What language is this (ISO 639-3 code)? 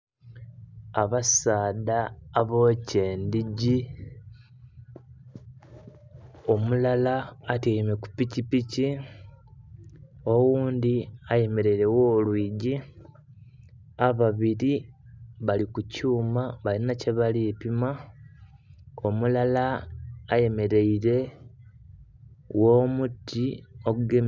xog